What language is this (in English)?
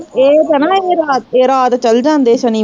Punjabi